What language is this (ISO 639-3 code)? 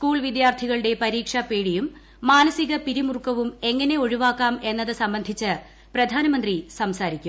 mal